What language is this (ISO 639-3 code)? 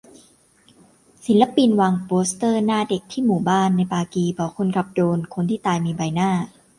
tha